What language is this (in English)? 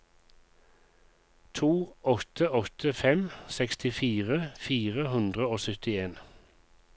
Norwegian